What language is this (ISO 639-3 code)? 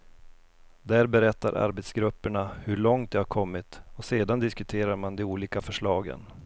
swe